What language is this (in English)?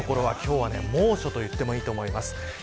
Japanese